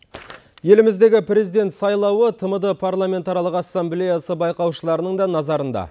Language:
Kazakh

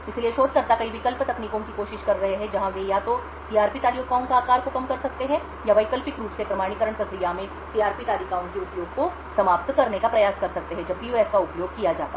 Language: Hindi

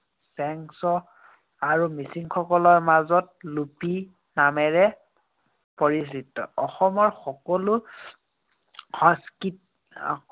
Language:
Assamese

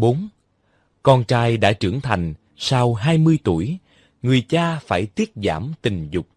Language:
Vietnamese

